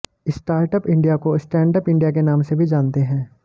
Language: Hindi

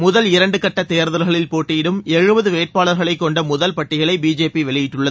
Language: Tamil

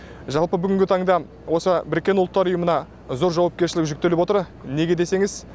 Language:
Kazakh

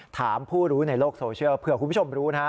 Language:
Thai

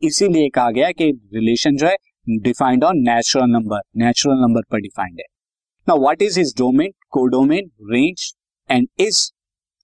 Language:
Hindi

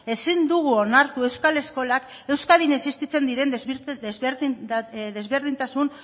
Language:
Basque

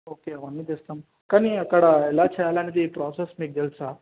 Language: Telugu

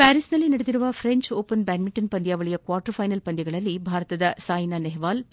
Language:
Kannada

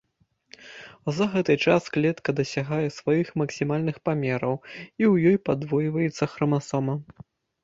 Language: Belarusian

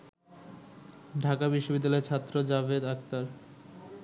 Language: Bangla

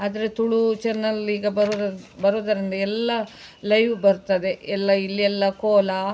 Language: Kannada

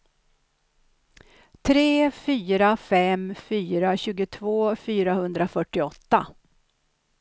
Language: Swedish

